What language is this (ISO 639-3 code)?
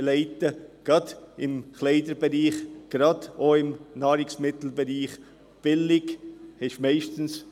gsw